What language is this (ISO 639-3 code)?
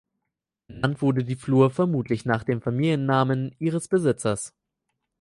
deu